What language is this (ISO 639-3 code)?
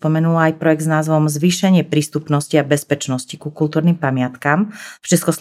slk